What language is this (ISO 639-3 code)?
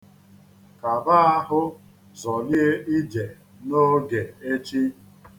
ibo